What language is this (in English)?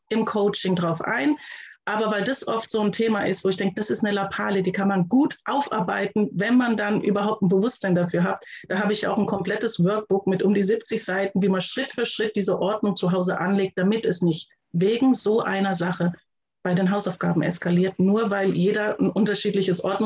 German